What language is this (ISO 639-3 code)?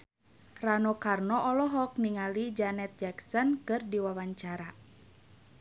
sun